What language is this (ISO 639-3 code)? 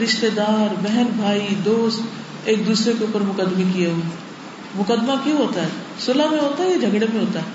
urd